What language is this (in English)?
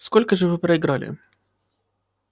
Russian